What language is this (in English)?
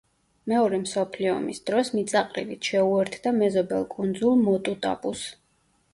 Georgian